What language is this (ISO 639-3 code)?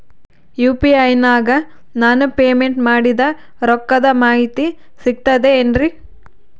kan